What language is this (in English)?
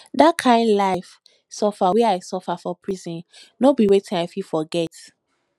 Nigerian Pidgin